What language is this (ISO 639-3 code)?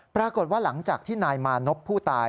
tha